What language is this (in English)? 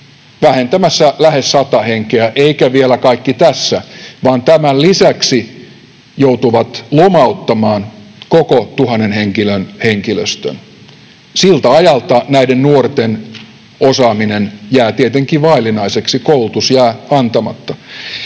Finnish